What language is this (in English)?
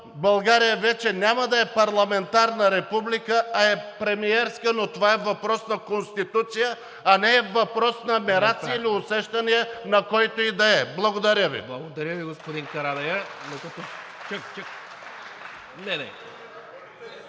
Bulgarian